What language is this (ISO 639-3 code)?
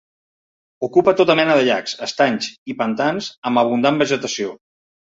cat